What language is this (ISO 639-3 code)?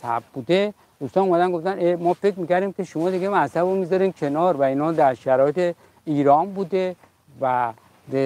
fas